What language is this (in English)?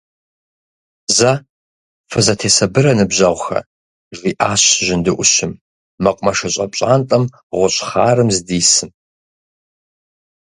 Kabardian